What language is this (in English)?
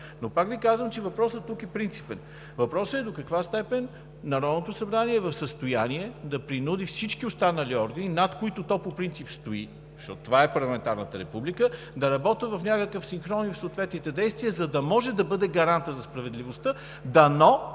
Bulgarian